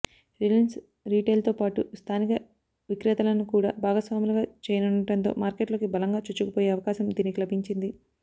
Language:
Telugu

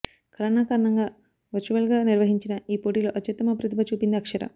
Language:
Telugu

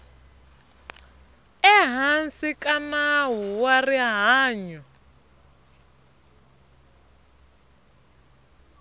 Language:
Tsonga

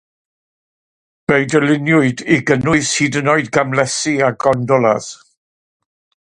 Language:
Welsh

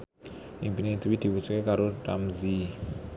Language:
Javanese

